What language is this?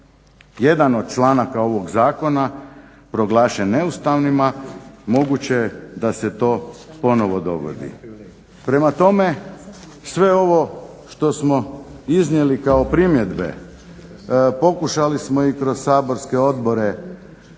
Croatian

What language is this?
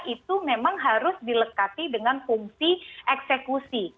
Indonesian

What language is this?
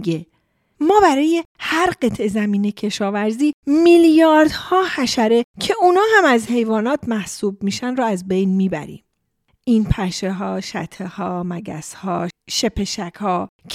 Persian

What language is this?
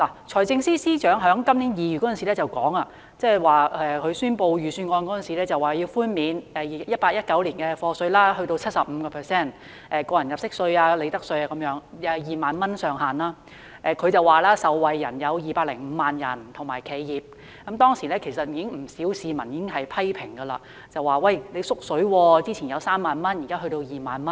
Cantonese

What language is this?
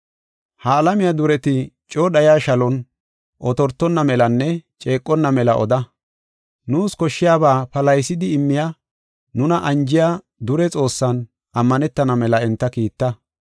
Gofa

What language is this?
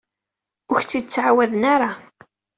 Kabyle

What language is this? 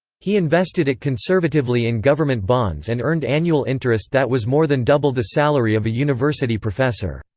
English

